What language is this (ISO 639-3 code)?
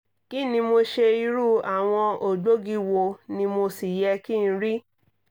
yor